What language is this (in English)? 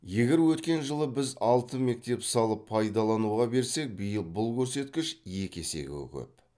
Kazakh